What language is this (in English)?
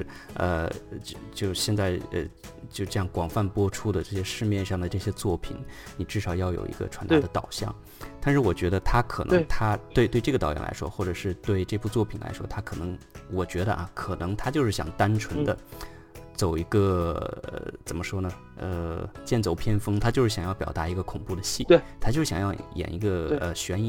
Chinese